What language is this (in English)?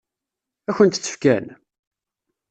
Kabyle